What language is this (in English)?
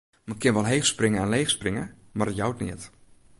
Western Frisian